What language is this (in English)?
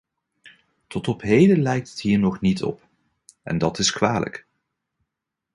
Dutch